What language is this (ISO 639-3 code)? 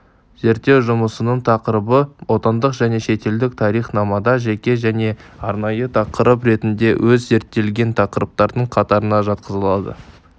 kaz